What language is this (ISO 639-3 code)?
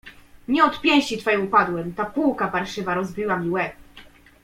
pol